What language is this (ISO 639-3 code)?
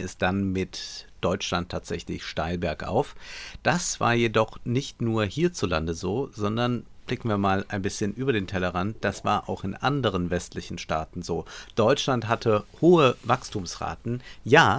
deu